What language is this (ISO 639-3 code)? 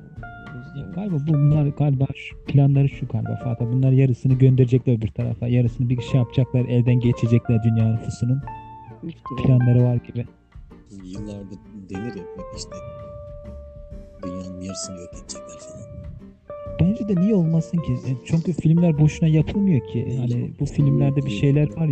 tur